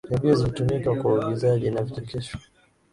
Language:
Swahili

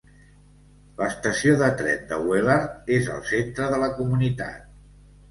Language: Catalan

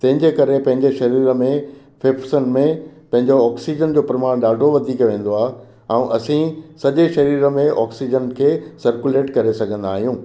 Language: Sindhi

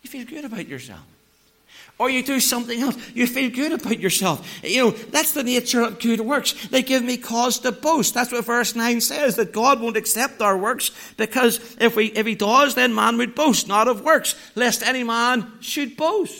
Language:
English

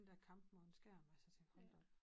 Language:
Danish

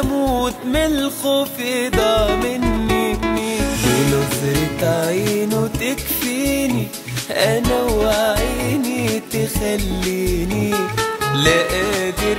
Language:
Arabic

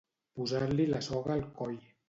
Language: Catalan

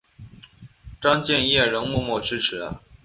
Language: Chinese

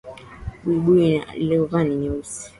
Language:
Swahili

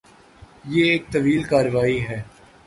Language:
Urdu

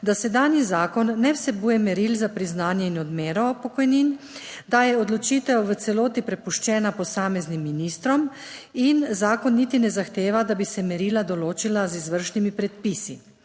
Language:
Slovenian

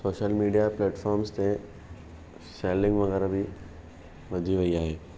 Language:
Sindhi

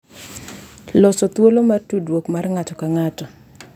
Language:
Luo (Kenya and Tanzania)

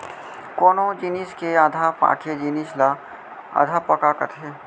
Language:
Chhattisgarhi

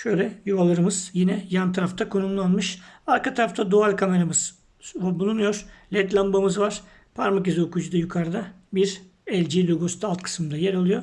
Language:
Turkish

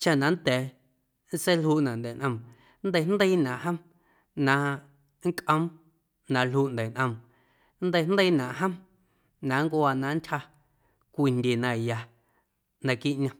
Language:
Guerrero Amuzgo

